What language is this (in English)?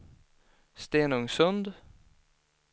Swedish